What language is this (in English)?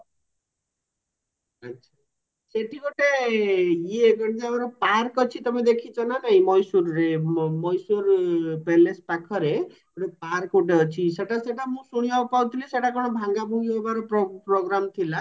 Odia